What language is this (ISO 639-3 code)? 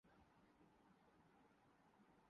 urd